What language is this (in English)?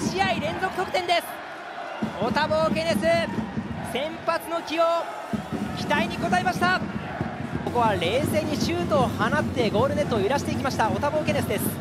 Japanese